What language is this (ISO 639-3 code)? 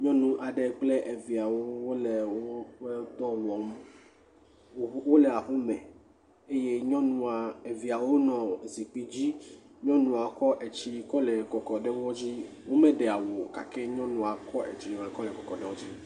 ewe